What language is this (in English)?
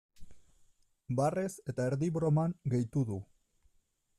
Basque